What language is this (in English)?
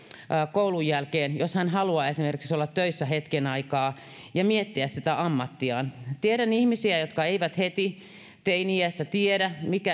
Finnish